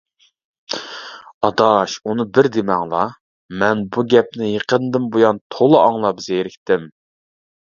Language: Uyghur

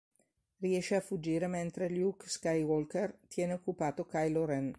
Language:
Italian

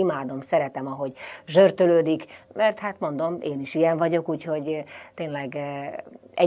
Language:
Hungarian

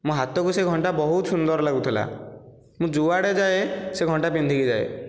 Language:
Odia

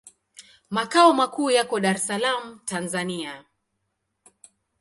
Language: Swahili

